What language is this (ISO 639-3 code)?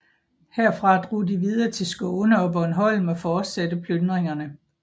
dan